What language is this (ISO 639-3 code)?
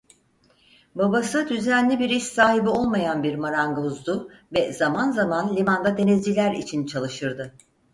tur